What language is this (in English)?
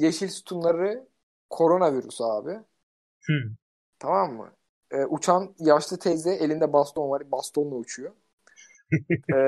Turkish